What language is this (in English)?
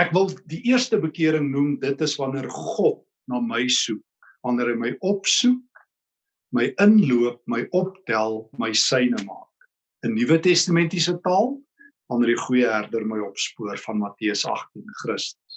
Dutch